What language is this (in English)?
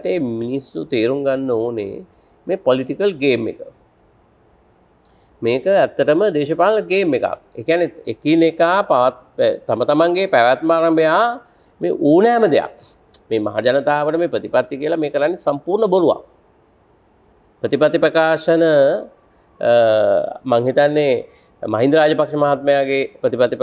Indonesian